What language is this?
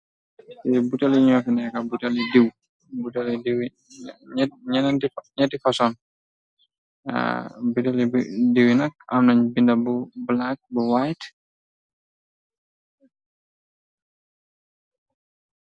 Wolof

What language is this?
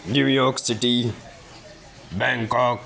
Urdu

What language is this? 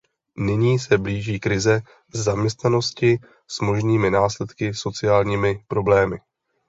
Czech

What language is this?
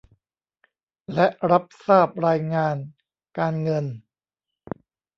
Thai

